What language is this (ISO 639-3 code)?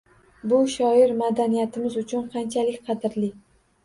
uzb